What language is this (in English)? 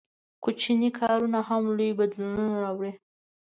Pashto